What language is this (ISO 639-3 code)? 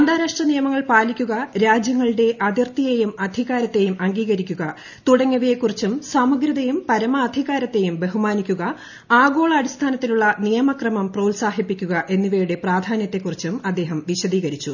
mal